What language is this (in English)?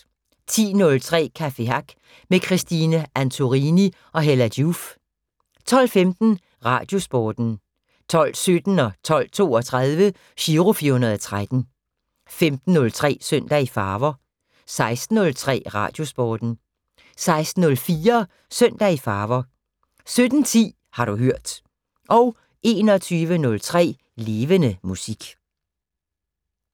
Danish